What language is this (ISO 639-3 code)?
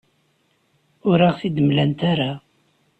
kab